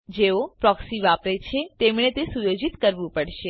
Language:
Gujarati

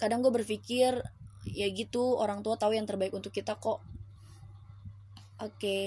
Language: Indonesian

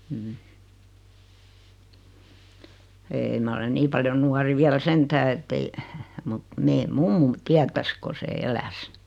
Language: Finnish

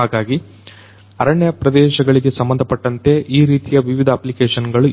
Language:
Kannada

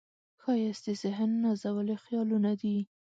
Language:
Pashto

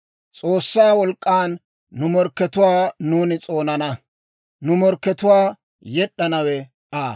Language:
Dawro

